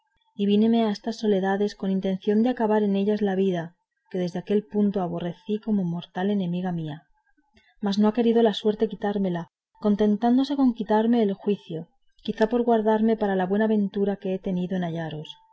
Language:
Spanish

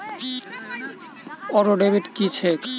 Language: Maithili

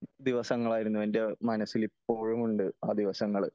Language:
Malayalam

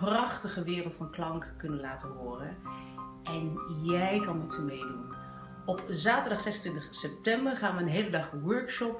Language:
Dutch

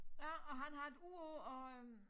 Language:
Danish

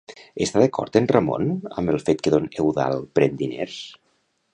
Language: Catalan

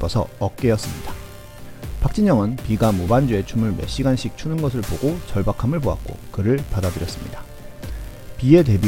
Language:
Korean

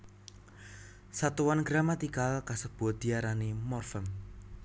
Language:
Javanese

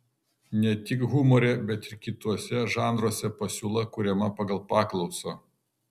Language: Lithuanian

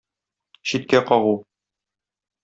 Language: Tatar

